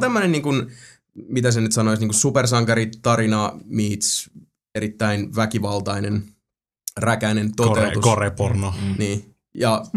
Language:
Finnish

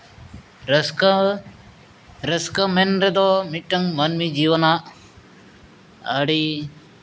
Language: Santali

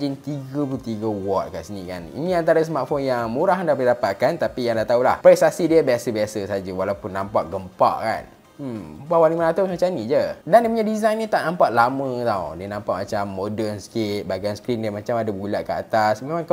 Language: Malay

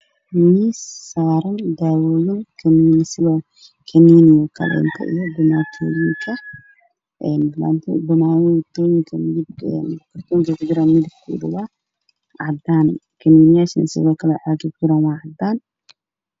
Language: Somali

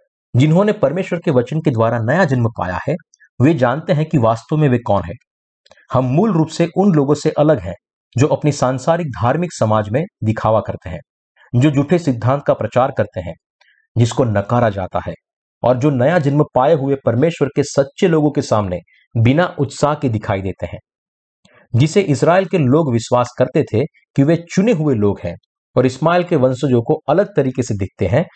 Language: Hindi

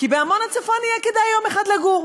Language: Hebrew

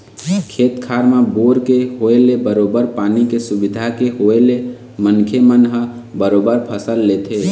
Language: Chhattisgarhi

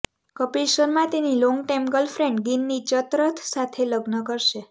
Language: Gujarati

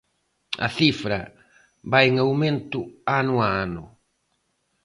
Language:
Galician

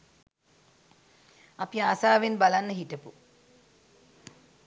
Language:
Sinhala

